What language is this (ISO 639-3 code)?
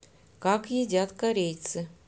rus